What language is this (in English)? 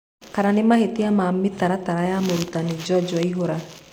Kikuyu